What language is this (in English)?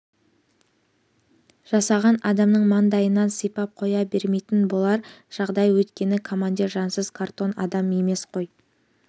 Kazakh